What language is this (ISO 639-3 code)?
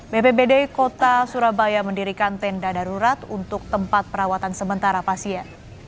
ind